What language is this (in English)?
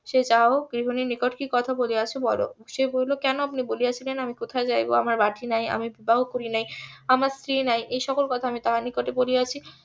Bangla